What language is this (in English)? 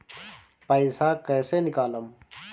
Bhojpuri